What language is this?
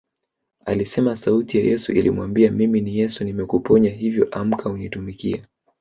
Swahili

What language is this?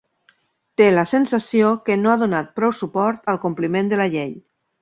Catalan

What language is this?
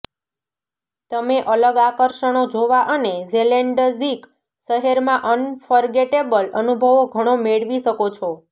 Gujarati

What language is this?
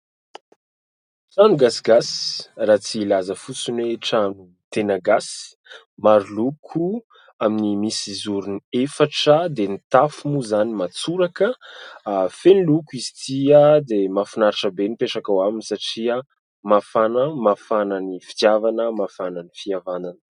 Malagasy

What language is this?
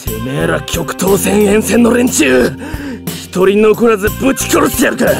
Japanese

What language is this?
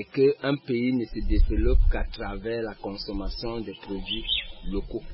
French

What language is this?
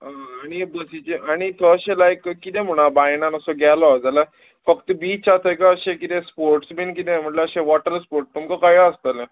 Konkani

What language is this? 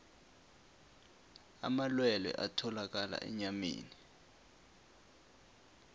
South Ndebele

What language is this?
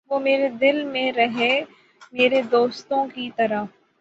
Urdu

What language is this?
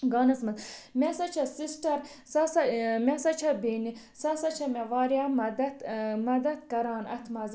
Kashmiri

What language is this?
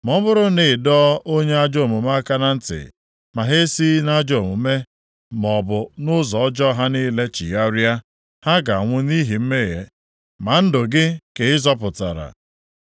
Igbo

